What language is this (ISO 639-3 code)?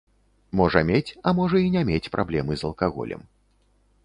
bel